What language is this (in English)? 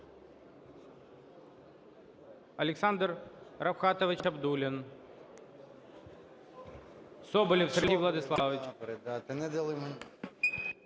Ukrainian